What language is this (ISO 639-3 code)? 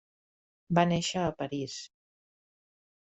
cat